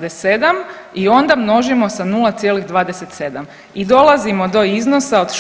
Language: Croatian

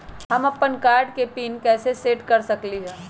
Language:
Magahi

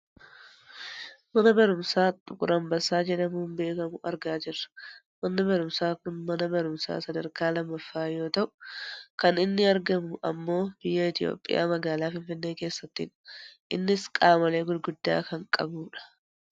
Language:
Oromo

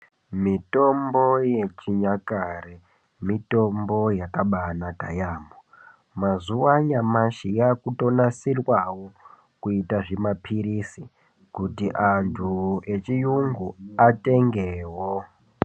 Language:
Ndau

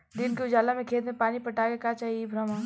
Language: Bhojpuri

